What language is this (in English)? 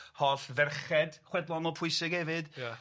Welsh